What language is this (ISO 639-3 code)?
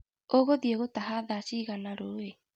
kik